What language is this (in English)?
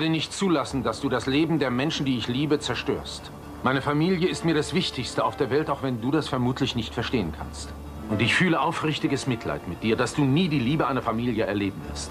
German